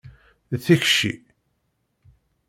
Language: Kabyle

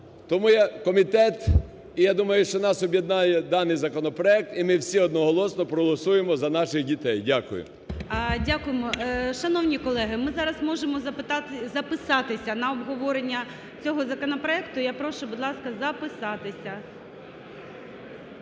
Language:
Ukrainian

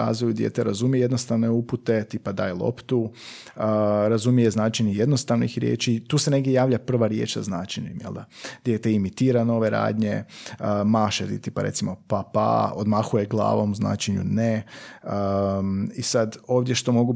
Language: Croatian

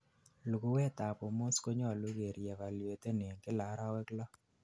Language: Kalenjin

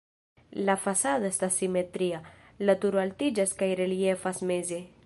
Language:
Esperanto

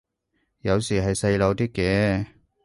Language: Cantonese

